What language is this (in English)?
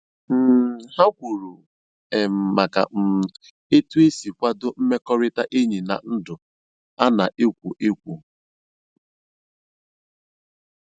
Igbo